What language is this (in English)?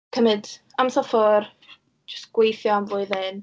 Welsh